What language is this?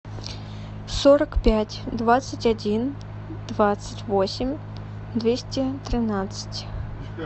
Russian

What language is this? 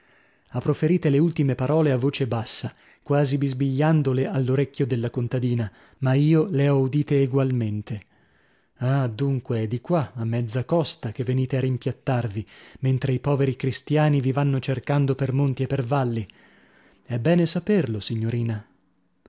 Italian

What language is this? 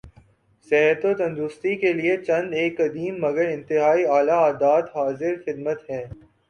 Urdu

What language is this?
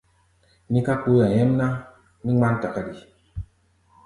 Gbaya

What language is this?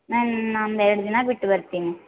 Kannada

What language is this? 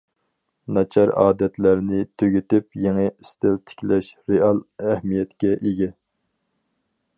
Uyghur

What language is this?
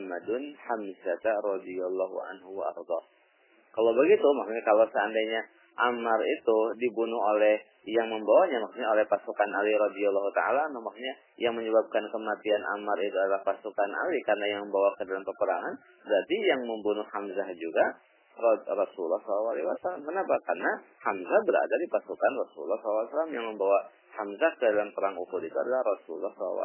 Indonesian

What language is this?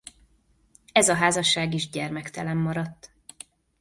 Hungarian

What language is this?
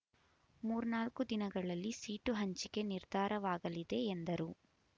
Kannada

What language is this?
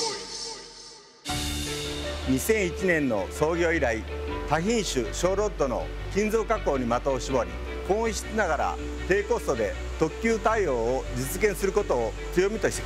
Japanese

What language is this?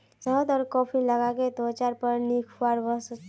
Magahi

